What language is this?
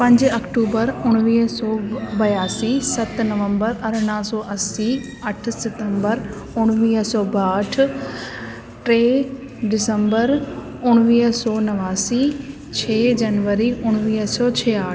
Sindhi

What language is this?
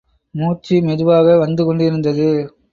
Tamil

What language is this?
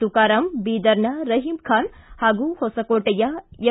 Kannada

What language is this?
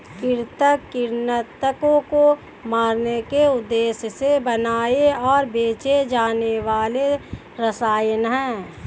Hindi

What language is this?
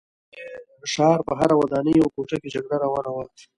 Pashto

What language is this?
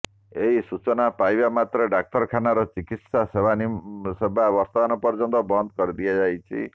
Odia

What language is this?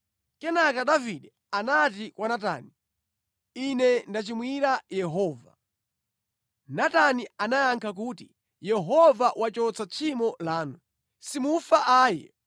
Nyanja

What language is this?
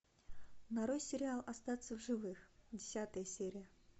Russian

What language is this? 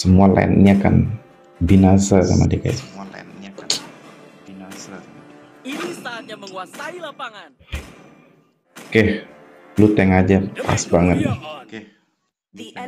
Indonesian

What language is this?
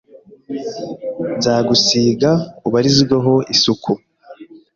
Kinyarwanda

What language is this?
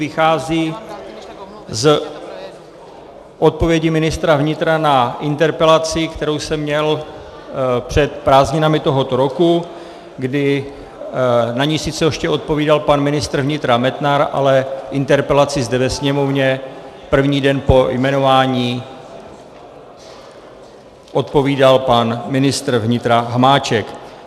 Czech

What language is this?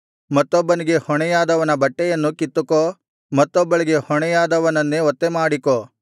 Kannada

